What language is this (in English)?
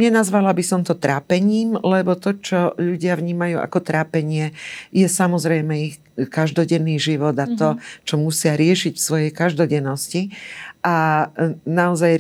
Slovak